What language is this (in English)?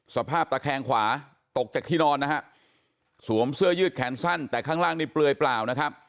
Thai